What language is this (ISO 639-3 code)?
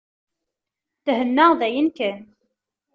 kab